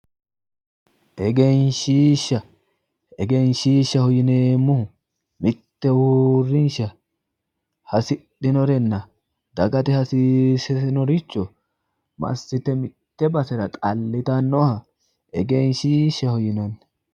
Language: Sidamo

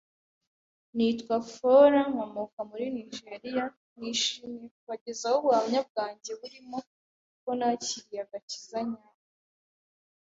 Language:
Kinyarwanda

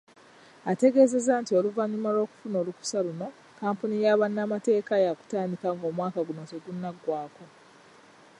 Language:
Ganda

